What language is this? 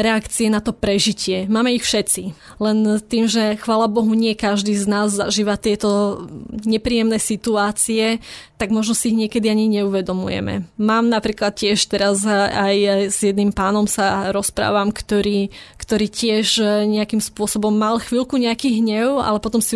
Slovak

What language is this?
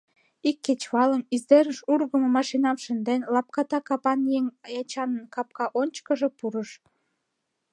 Mari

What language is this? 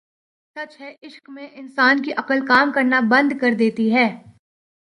Urdu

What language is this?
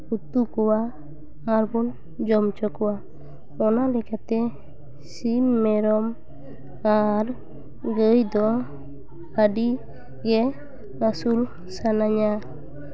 Santali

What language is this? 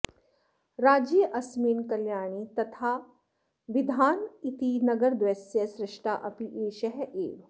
Sanskrit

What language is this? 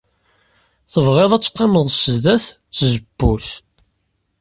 Kabyle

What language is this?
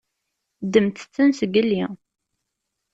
Kabyle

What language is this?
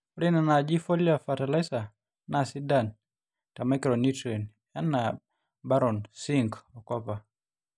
Masai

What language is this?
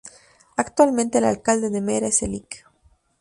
Spanish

